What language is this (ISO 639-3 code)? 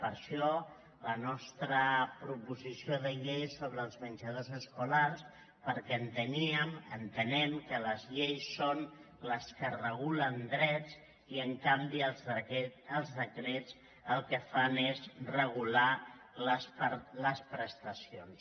cat